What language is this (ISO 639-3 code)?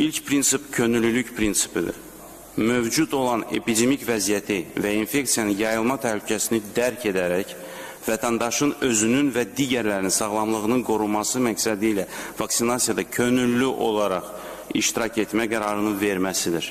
tur